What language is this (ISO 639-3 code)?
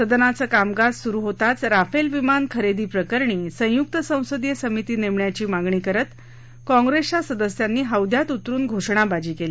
mar